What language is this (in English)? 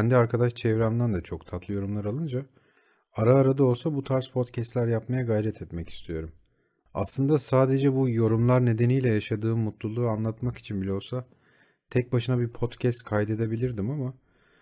Turkish